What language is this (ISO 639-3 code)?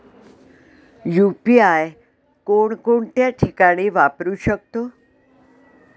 mar